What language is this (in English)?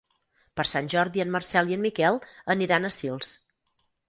Catalan